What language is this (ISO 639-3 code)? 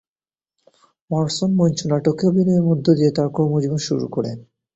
ben